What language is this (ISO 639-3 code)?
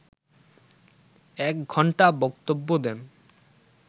ben